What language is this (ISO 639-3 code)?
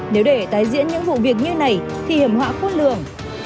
vie